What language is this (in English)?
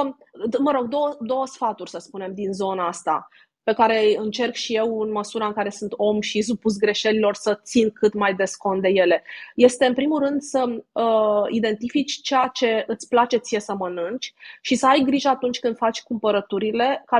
Romanian